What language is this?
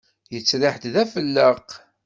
Kabyle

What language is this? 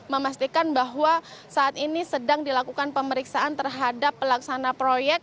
Indonesian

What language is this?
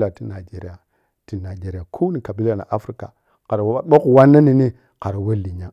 Piya-Kwonci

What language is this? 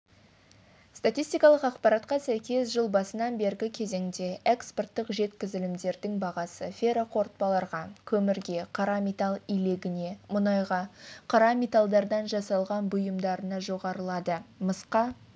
Kazakh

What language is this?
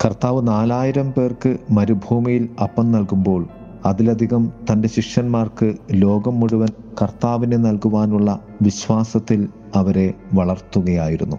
Malayalam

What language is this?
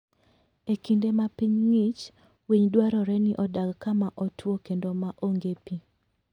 Luo (Kenya and Tanzania)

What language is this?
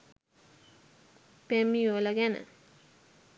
Sinhala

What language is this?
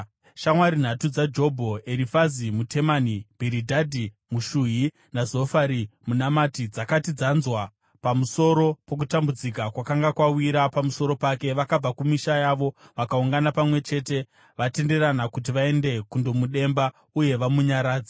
Shona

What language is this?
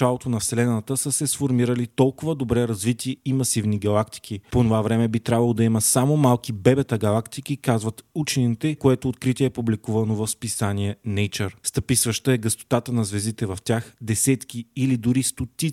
Bulgarian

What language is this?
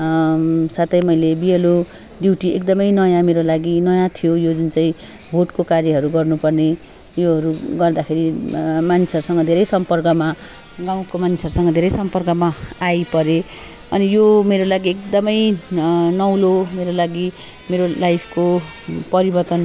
Nepali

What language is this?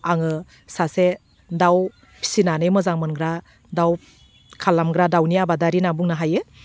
Bodo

